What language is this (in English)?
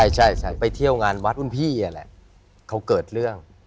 Thai